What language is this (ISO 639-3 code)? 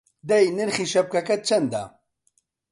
ckb